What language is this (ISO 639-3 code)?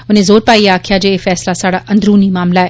doi